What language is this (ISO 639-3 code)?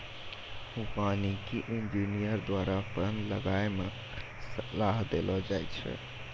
mai